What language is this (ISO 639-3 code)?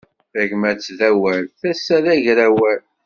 kab